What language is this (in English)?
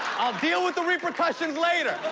English